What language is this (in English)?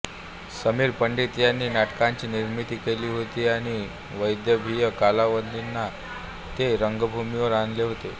Marathi